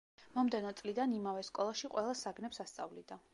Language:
Georgian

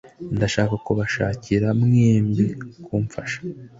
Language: Kinyarwanda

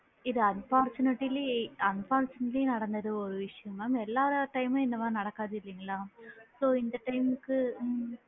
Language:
Tamil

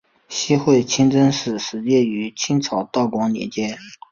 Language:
Chinese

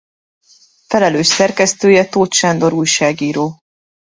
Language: Hungarian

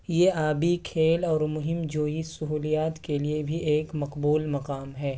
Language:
Urdu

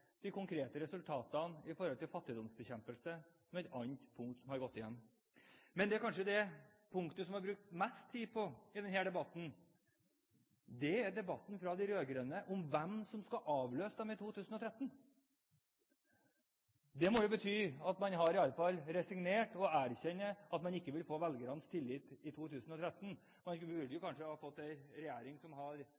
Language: Norwegian Bokmål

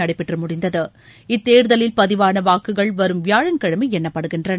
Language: Tamil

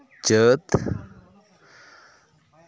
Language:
Santali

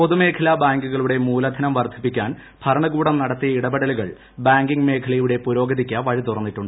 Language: Malayalam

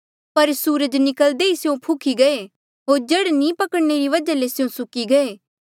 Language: Mandeali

